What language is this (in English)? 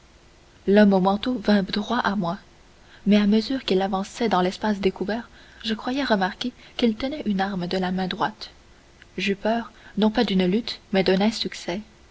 French